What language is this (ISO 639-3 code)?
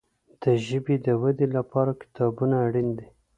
pus